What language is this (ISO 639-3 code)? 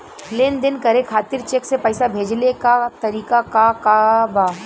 bho